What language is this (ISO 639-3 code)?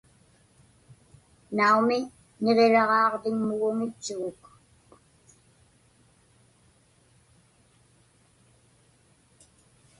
ipk